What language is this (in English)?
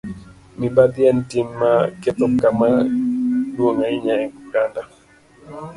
Luo (Kenya and Tanzania)